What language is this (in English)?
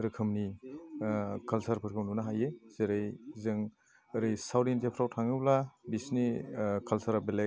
Bodo